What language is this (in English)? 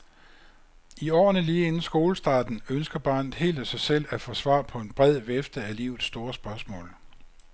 Danish